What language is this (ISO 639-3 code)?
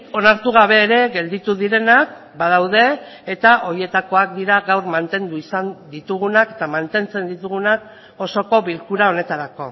eus